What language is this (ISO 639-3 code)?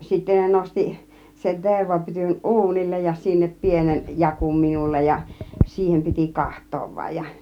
fin